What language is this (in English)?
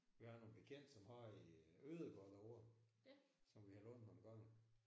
Danish